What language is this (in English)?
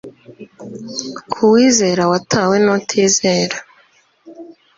Kinyarwanda